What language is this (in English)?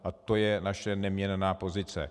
Czech